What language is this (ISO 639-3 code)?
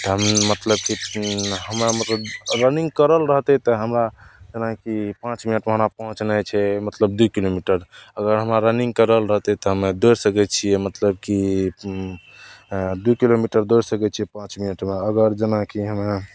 mai